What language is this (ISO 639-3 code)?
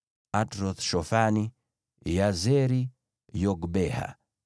swa